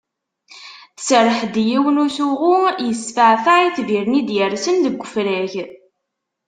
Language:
Kabyle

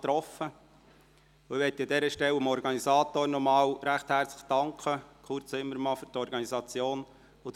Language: Swiss German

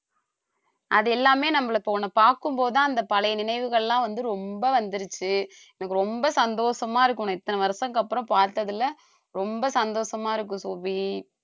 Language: Tamil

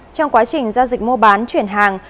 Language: Vietnamese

